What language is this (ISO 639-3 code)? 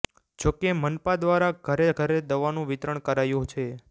guj